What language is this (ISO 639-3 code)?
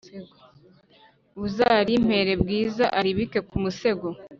kin